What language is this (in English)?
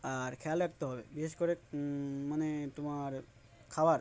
Bangla